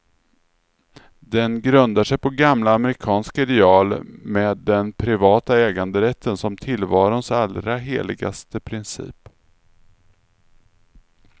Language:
Swedish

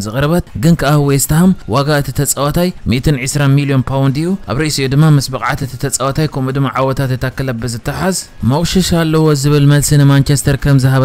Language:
Arabic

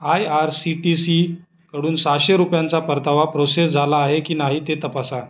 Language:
Marathi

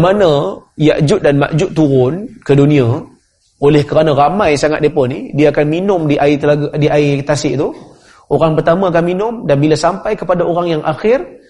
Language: Malay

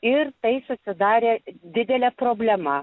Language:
Lithuanian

